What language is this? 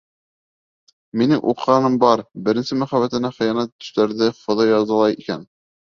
Bashkir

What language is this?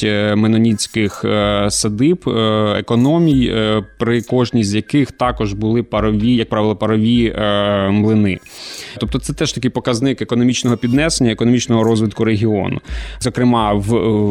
Ukrainian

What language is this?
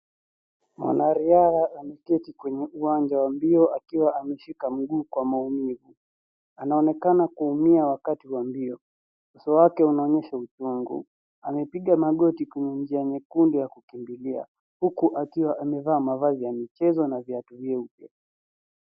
Swahili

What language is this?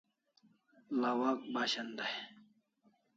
Kalasha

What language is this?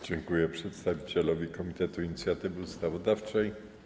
Polish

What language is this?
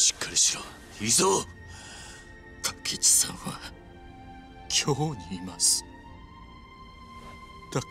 Japanese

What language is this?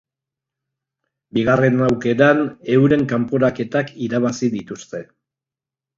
Basque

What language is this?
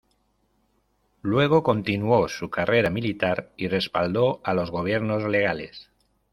Spanish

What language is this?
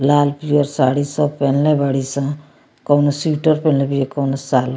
Bhojpuri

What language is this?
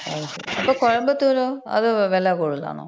Malayalam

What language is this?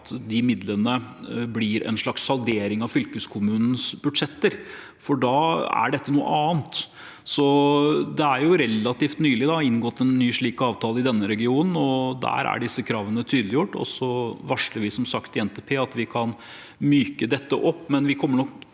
Norwegian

